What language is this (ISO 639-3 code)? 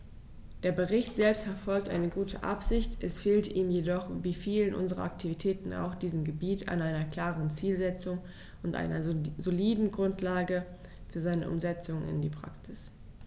deu